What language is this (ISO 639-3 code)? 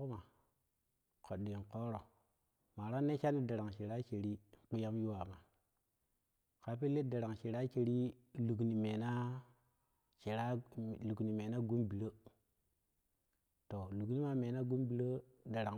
kuh